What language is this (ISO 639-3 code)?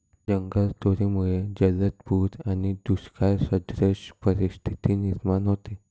mar